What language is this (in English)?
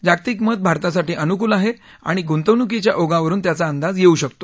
Marathi